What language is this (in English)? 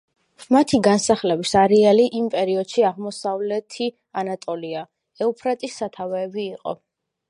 Georgian